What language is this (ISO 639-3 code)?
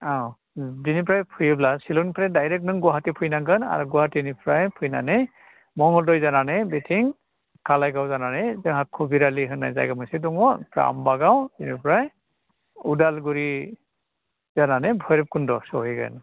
brx